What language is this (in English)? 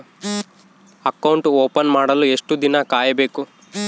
Kannada